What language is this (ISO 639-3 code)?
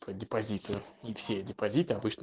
rus